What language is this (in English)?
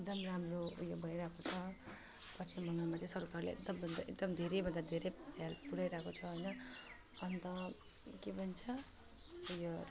Nepali